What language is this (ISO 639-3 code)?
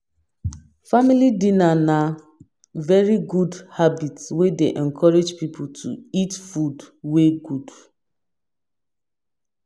pcm